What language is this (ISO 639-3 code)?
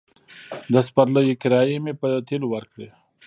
pus